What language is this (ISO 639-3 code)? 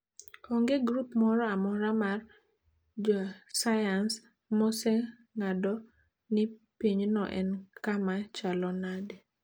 luo